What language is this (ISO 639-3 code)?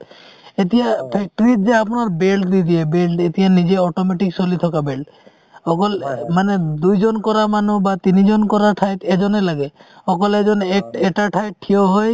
asm